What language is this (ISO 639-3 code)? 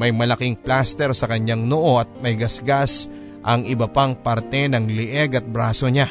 fil